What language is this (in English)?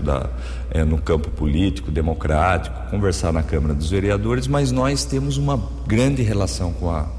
Portuguese